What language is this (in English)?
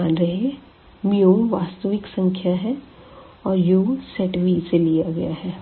Hindi